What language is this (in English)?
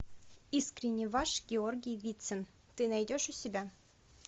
Russian